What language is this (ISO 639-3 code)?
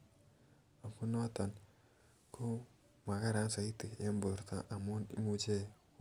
kln